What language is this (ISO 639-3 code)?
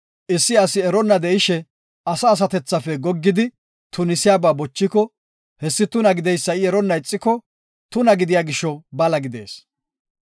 gof